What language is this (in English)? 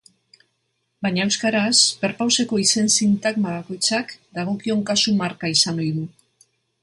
Basque